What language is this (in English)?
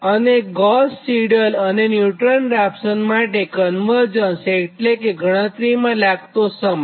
Gujarati